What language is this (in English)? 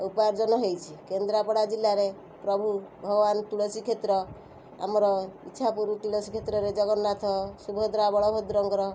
Odia